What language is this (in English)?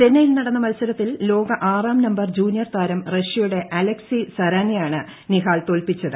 Malayalam